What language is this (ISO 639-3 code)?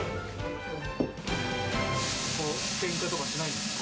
jpn